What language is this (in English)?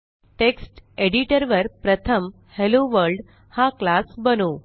Marathi